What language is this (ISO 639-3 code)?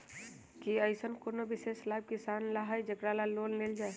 mag